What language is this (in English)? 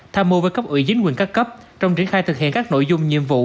Vietnamese